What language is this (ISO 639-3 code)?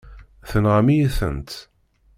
kab